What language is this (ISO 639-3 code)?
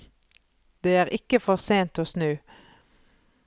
nor